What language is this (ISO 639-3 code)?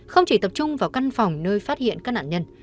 vie